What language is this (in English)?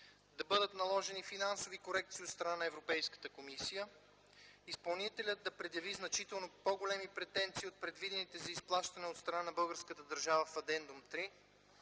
Bulgarian